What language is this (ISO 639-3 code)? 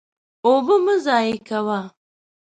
pus